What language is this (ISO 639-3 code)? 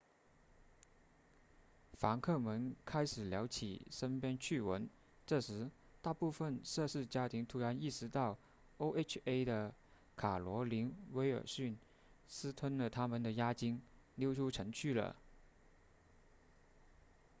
zho